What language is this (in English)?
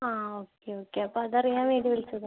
Malayalam